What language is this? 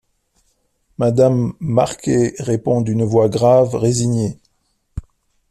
French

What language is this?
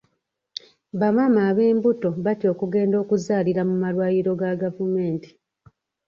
Ganda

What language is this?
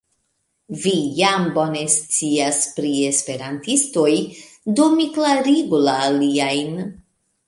Esperanto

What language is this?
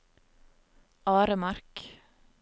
Norwegian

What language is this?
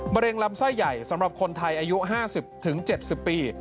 Thai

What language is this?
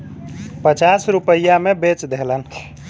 Bhojpuri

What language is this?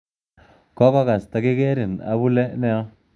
Kalenjin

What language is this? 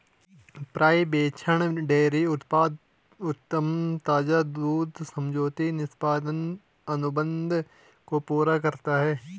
Hindi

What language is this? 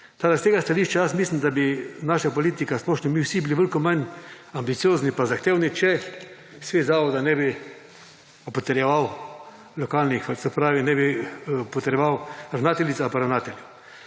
Slovenian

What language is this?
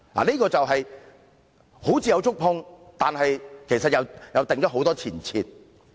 Cantonese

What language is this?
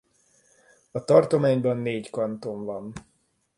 Hungarian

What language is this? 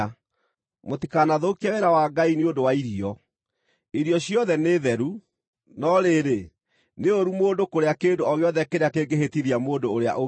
Kikuyu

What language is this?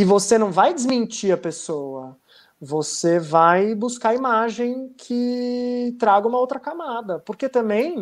Portuguese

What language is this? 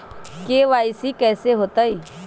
Magahi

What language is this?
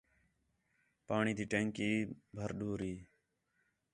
Khetrani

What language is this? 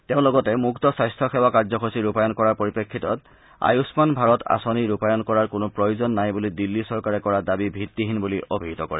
Assamese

